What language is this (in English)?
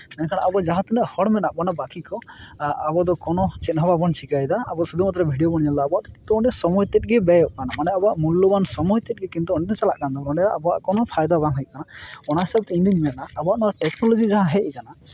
Santali